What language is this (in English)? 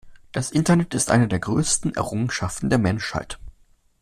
German